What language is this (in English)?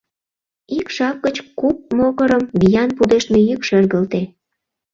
Mari